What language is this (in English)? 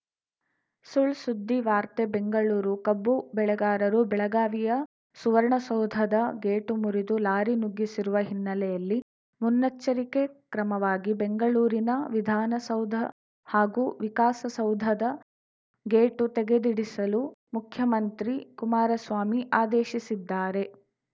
Kannada